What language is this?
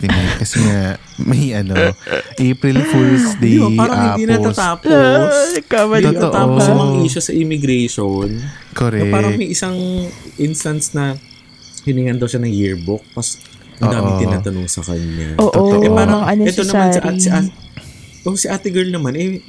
Filipino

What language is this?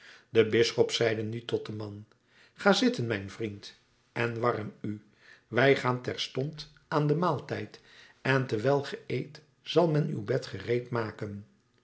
Dutch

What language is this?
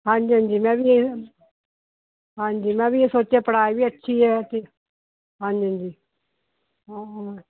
Punjabi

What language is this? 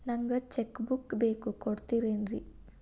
Kannada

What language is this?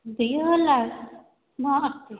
Sanskrit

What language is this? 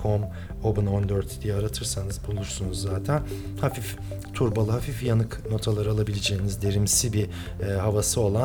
Turkish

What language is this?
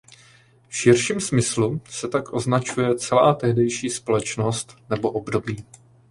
Czech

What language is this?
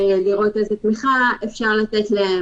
Hebrew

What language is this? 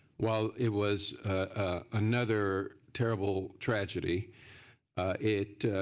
English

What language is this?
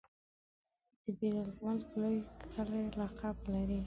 Pashto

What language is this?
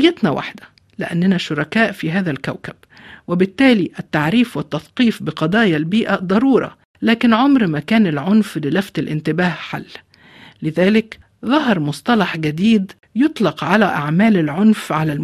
Arabic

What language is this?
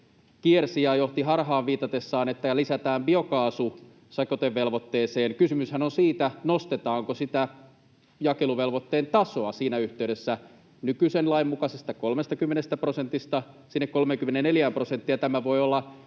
Finnish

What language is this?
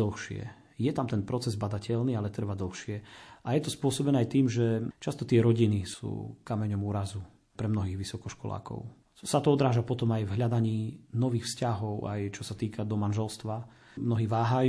Slovak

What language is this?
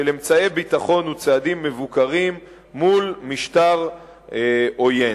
Hebrew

